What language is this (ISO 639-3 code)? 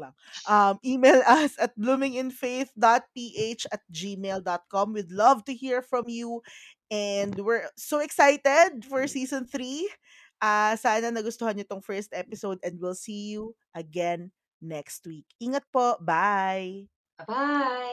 fil